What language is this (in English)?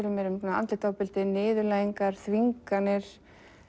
Icelandic